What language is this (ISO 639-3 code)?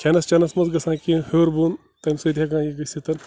kas